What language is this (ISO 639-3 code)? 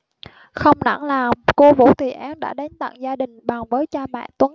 vie